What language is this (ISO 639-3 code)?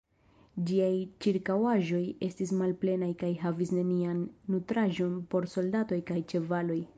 epo